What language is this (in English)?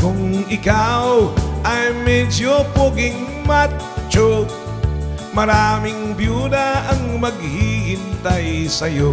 Indonesian